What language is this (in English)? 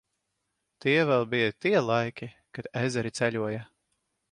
Latvian